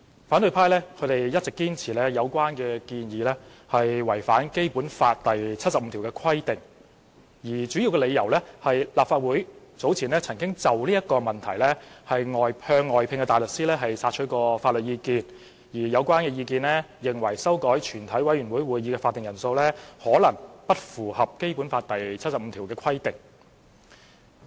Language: Cantonese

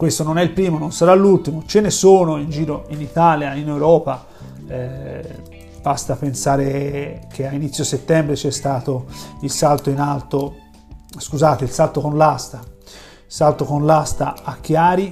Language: Italian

